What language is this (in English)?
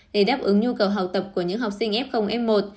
Vietnamese